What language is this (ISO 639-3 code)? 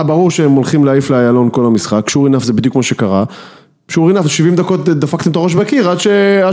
heb